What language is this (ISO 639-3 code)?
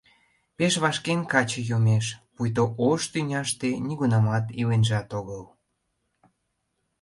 chm